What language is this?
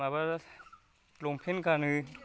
Bodo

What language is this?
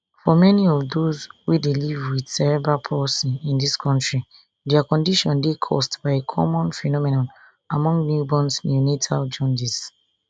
Nigerian Pidgin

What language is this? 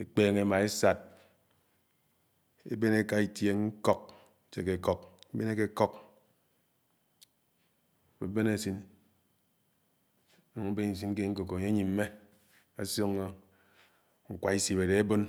Anaang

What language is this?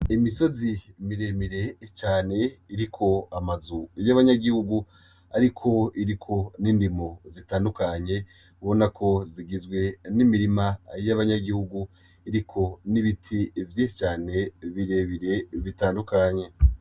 Rundi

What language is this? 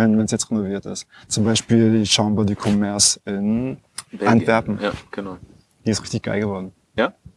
German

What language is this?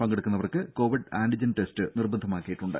Malayalam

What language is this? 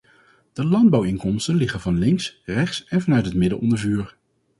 Dutch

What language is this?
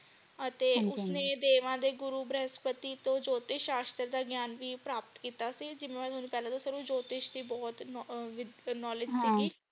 Punjabi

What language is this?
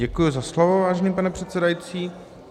Czech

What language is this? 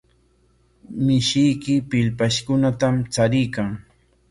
Corongo Ancash Quechua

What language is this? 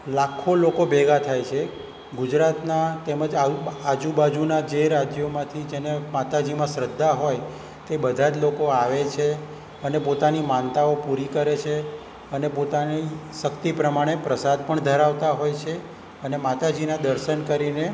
Gujarati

